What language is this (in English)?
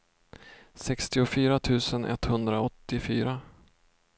Swedish